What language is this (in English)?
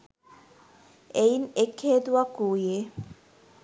Sinhala